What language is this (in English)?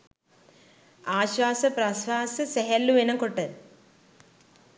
Sinhala